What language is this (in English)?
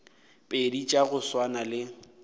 Northern Sotho